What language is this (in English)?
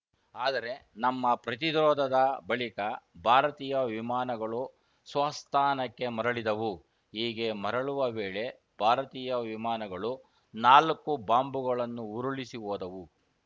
Kannada